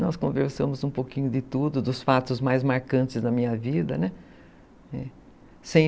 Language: Portuguese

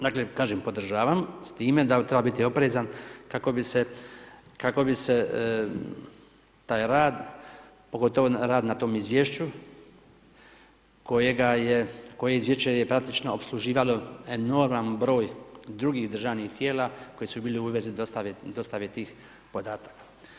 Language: Croatian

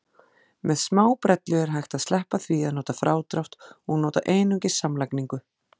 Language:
Icelandic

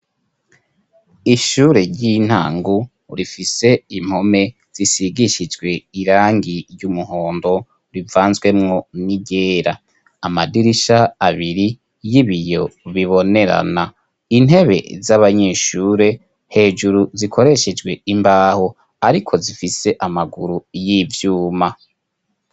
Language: Rundi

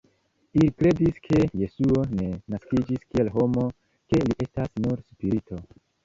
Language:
Esperanto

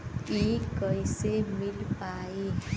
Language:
Bhojpuri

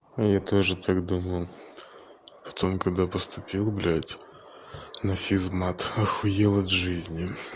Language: Russian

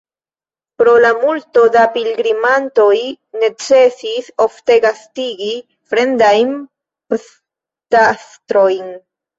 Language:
Esperanto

